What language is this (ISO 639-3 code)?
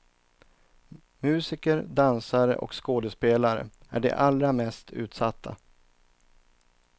swe